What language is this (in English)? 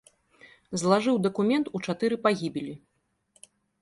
Belarusian